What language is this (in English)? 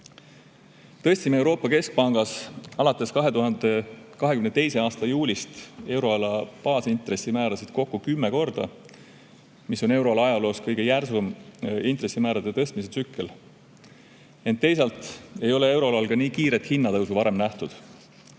Estonian